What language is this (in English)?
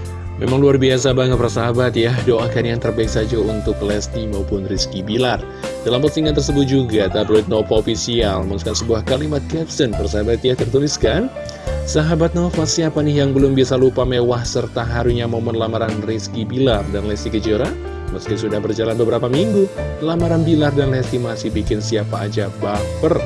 Indonesian